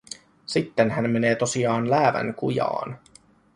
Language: Finnish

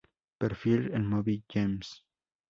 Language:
Spanish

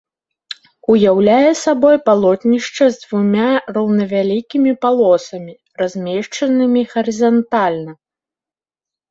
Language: Belarusian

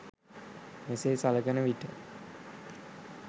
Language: Sinhala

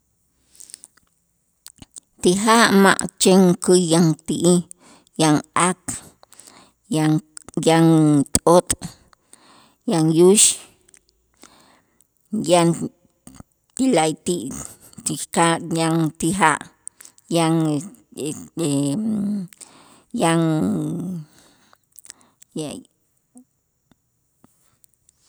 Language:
Itzá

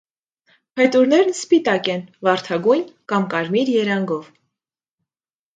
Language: Armenian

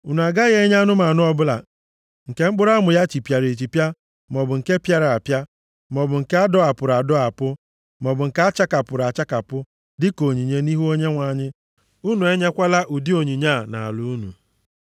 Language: Igbo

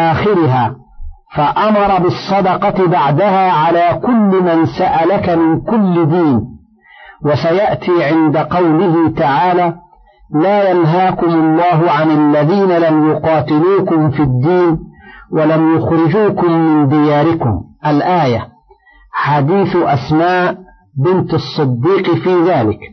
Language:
Arabic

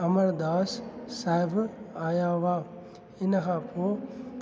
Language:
Sindhi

